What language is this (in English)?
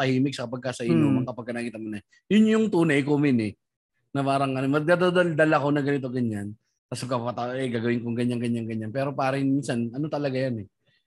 Filipino